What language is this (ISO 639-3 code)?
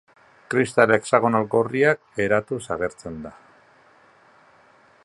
eus